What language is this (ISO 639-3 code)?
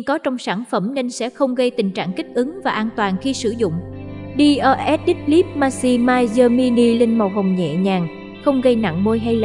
vie